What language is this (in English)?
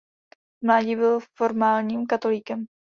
Czech